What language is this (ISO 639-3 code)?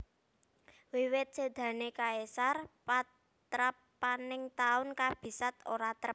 jav